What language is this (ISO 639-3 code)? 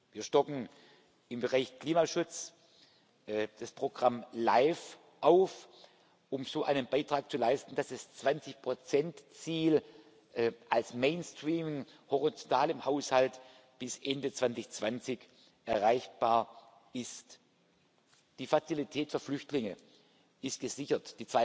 deu